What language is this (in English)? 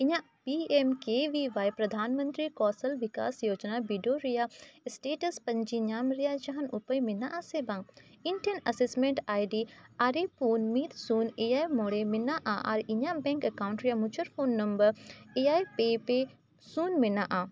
Santali